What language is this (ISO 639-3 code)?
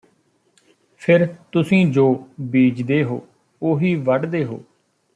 pan